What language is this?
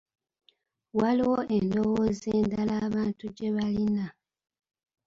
Ganda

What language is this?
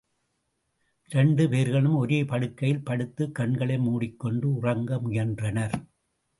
Tamil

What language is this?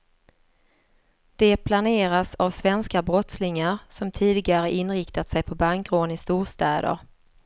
Swedish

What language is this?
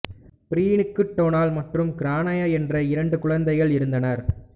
Tamil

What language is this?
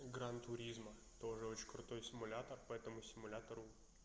Russian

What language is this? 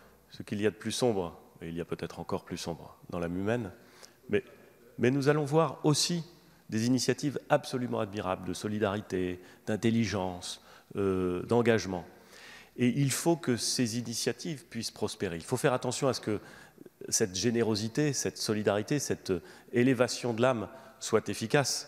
French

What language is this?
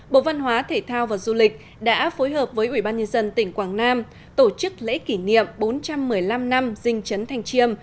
Vietnamese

